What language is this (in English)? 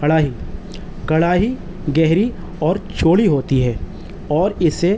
Urdu